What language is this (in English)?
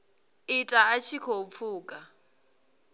Venda